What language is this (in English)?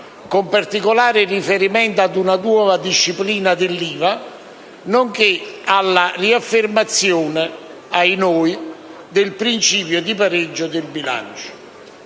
Italian